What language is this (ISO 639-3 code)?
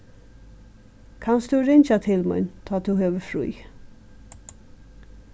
fao